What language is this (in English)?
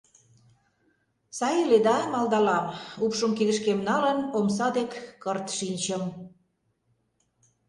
Mari